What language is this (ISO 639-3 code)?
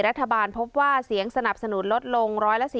tha